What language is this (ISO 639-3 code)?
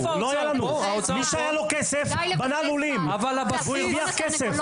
heb